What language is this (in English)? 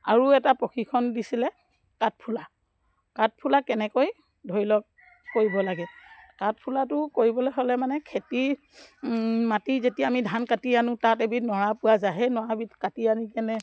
Assamese